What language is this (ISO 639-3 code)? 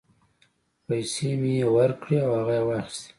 pus